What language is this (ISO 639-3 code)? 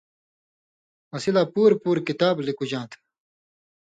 mvy